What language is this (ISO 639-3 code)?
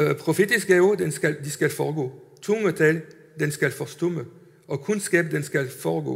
dan